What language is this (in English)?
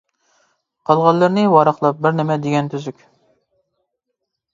Uyghur